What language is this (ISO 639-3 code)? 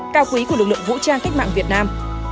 vie